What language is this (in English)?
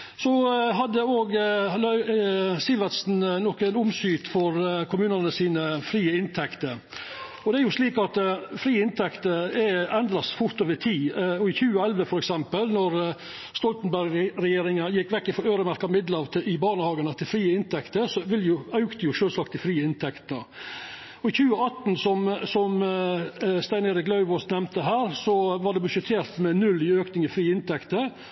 Norwegian Nynorsk